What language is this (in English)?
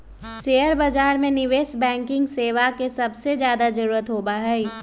Magahi